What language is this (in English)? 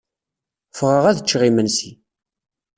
Kabyle